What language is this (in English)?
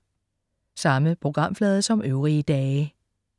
Danish